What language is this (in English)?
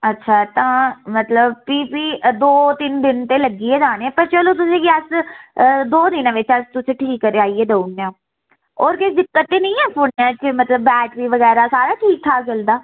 Dogri